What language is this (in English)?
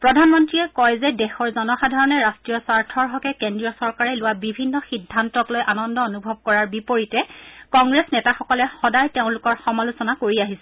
Assamese